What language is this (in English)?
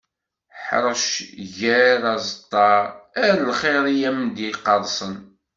Kabyle